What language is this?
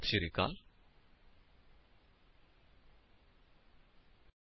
Punjabi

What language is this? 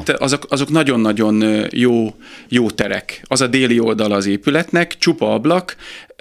Hungarian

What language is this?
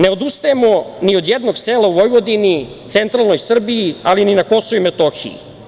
Serbian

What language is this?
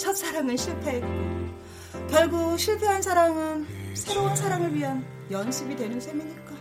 Korean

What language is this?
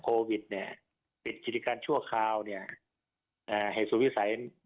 Thai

